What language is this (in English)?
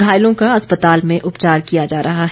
Hindi